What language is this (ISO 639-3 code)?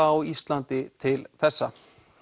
isl